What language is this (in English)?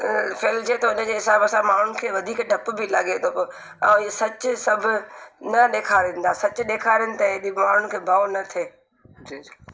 Sindhi